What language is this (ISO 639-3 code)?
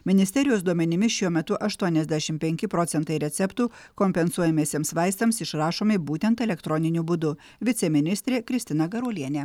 lit